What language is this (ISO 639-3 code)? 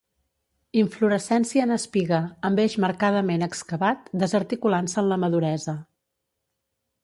cat